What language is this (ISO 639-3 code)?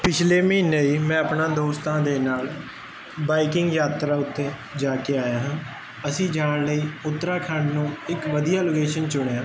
pan